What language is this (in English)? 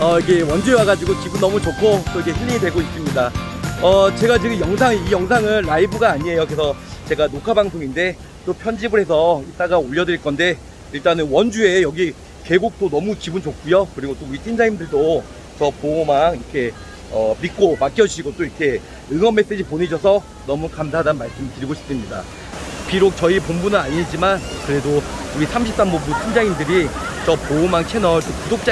Korean